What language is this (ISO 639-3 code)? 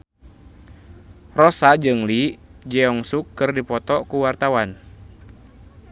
sun